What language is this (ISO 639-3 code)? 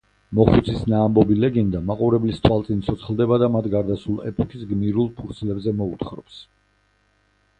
kat